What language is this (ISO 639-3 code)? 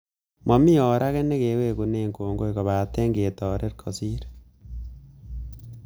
kln